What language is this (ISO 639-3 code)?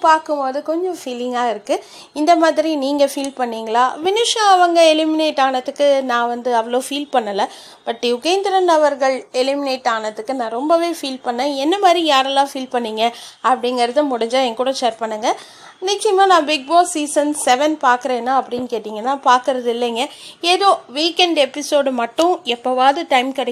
tam